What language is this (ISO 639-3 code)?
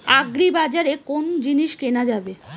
ben